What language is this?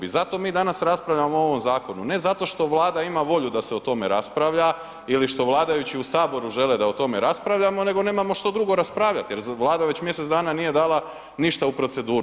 Croatian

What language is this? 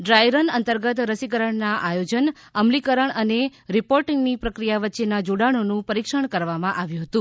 Gujarati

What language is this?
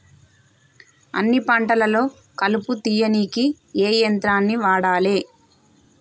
Telugu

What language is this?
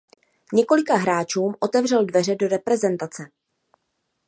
Czech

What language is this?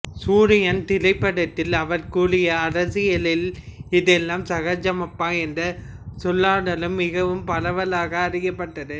Tamil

